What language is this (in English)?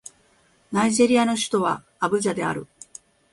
Japanese